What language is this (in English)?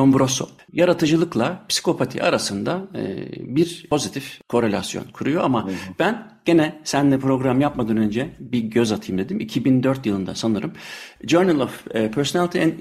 Turkish